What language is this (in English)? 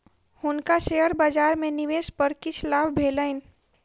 Maithili